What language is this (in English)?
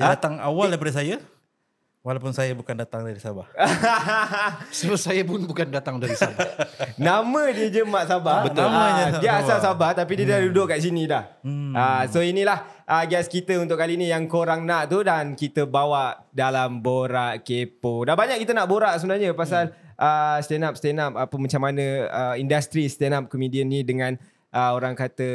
Malay